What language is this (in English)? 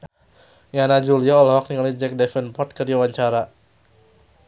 Sundanese